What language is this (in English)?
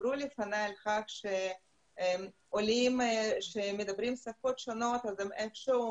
Hebrew